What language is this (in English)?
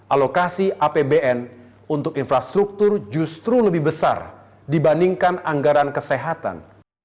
Indonesian